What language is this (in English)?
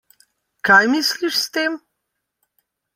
Slovenian